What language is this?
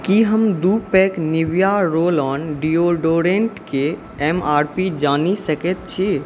Maithili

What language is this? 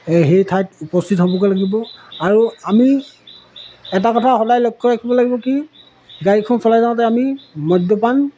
Assamese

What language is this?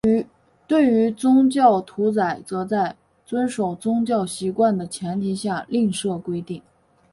Chinese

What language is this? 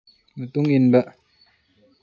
Manipuri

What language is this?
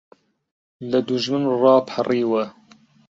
Central Kurdish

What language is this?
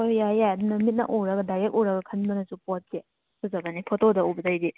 Manipuri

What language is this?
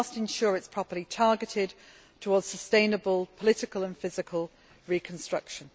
English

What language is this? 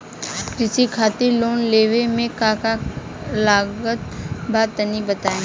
Bhojpuri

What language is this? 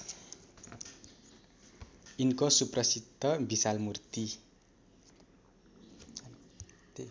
Nepali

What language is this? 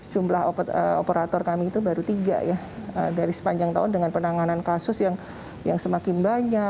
Indonesian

